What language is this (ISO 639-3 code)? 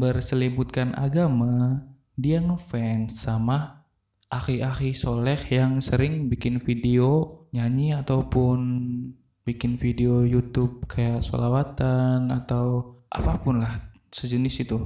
ind